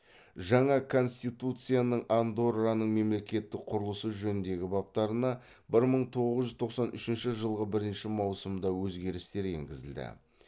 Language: Kazakh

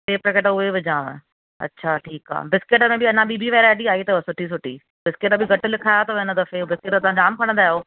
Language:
Sindhi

